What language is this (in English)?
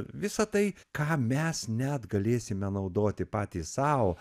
Lithuanian